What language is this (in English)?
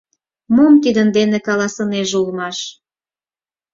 Mari